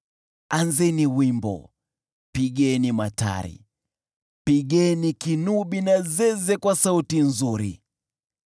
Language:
Swahili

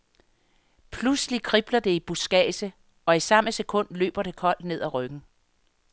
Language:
Danish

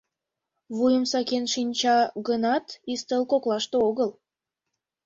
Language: Mari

